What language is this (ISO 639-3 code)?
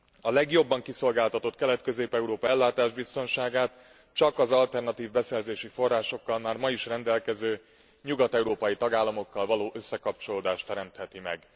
hun